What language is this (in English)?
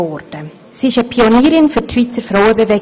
Swiss German